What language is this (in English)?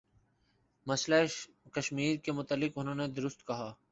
Urdu